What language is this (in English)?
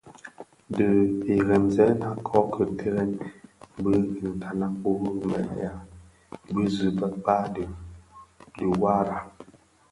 Bafia